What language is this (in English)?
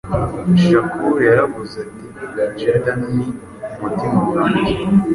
Kinyarwanda